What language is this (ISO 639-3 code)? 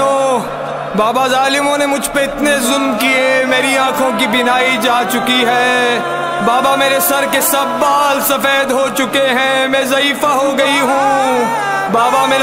tur